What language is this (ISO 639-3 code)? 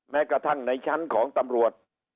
tha